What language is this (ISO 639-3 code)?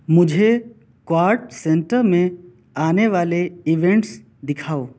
urd